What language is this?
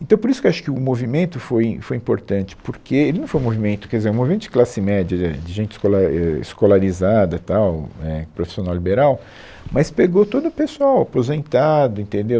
Portuguese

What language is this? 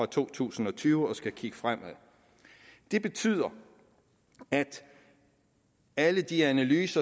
Danish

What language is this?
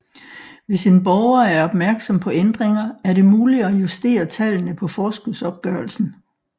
Danish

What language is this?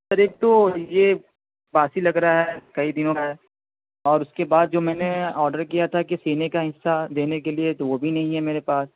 Urdu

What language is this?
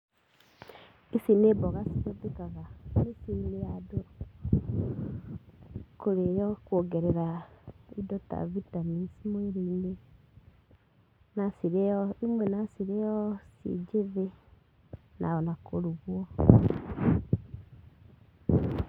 Kikuyu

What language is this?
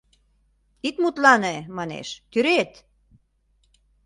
Mari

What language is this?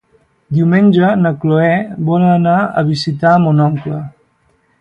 Catalan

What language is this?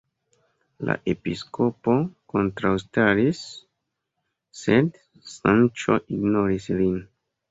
Esperanto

